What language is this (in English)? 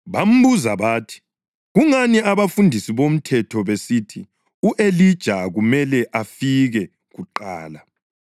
North Ndebele